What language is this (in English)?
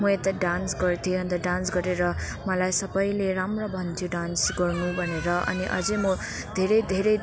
Nepali